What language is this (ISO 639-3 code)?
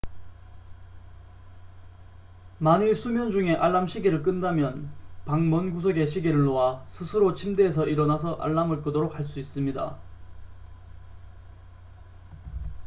kor